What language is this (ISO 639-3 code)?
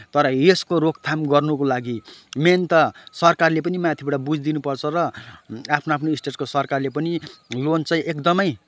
nep